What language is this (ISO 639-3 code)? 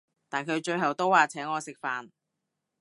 yue